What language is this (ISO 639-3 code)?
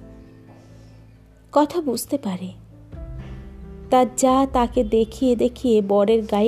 ben